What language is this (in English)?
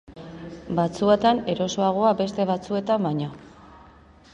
Basque